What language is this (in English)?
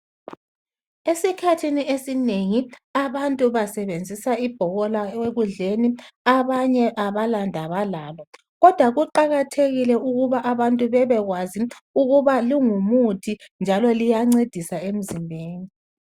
North Ndebele